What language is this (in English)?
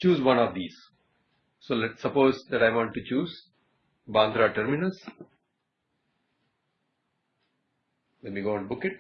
English